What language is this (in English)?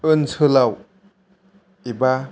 Bodo